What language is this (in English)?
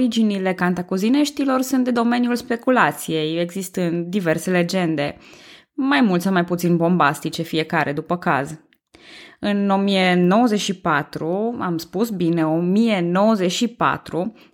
Romanian